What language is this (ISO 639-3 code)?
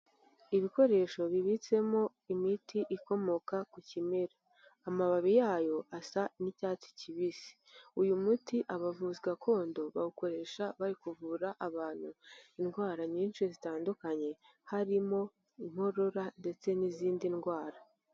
kin